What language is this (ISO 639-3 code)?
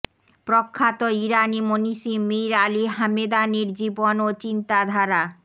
ben